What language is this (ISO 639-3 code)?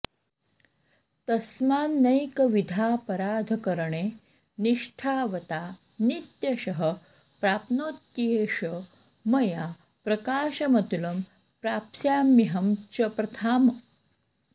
san